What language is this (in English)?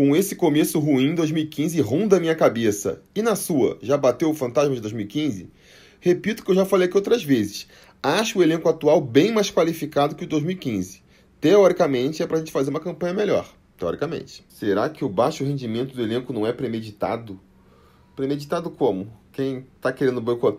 Portuguese